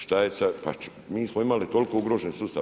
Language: Croatian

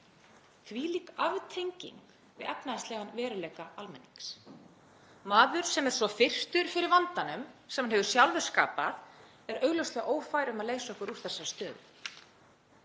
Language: Icelandic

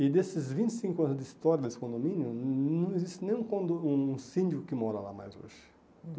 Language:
Portuguese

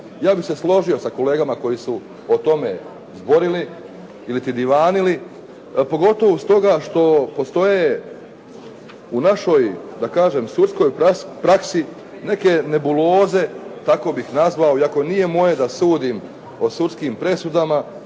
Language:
Croatian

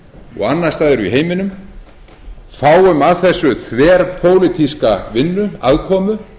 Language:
Icelandic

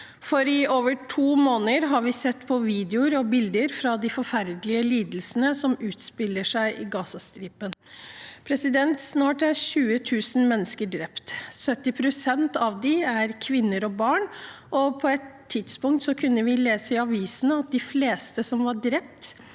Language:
Norwegian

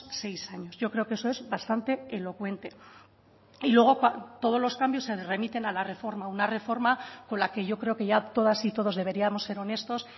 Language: Spanish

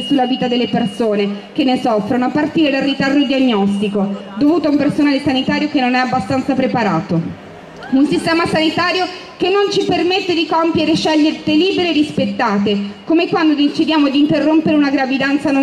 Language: Italian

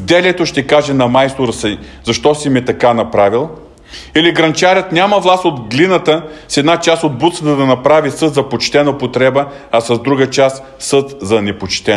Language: Bulgarian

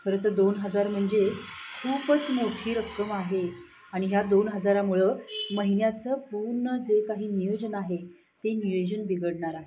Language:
Marathi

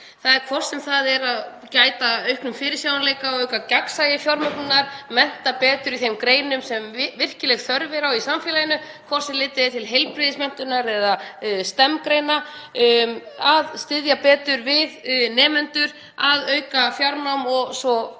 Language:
Icelandic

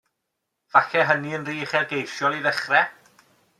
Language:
Welsh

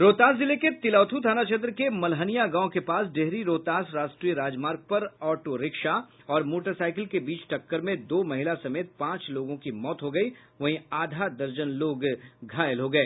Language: Hindi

